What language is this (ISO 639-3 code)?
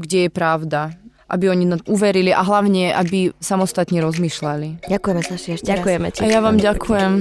slk